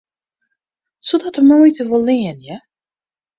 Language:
Western Frisian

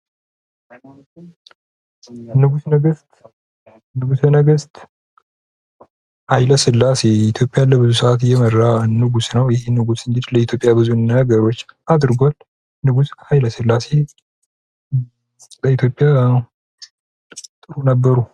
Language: Amharic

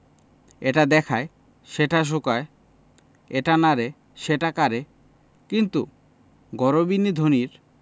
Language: Bangla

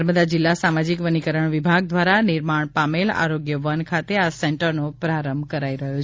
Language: Gujarati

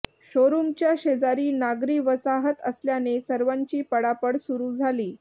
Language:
Marathi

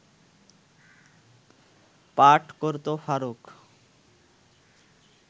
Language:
Bangla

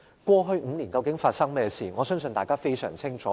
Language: Cantonese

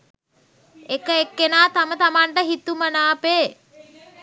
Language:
Sinhala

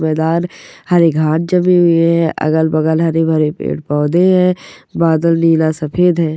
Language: Marwari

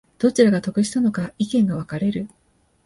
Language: Japanese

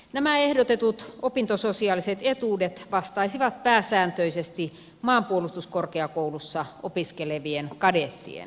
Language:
Finnish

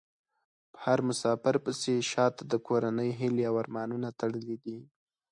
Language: Pashto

